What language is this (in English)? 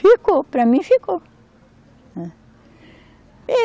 Portuguese